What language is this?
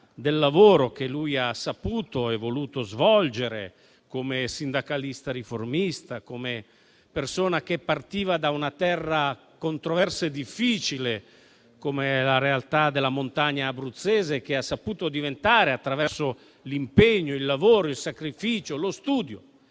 Italian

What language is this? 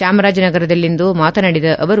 Kannada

